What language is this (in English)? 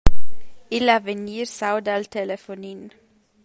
Romansh